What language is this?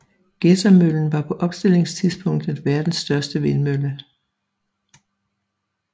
Danish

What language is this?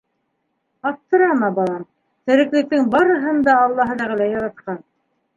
Bashkir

